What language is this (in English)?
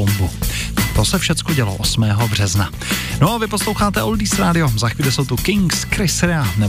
Czech